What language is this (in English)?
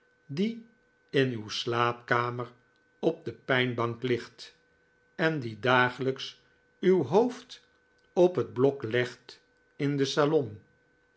Dutch